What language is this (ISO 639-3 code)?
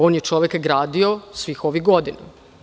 srp